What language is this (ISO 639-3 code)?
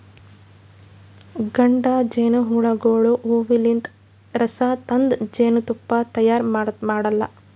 kan